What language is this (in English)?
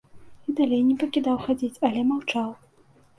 Belarusian